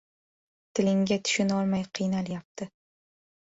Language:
Uzbek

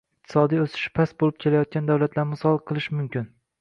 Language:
Uzbek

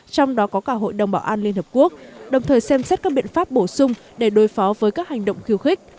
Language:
Vietnamese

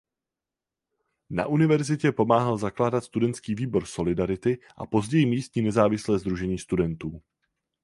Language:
Czech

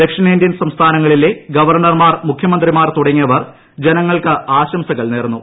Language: Malayalam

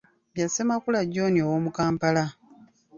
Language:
Ganda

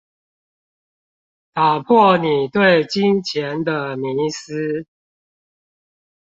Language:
Chinese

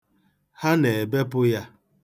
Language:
Igbo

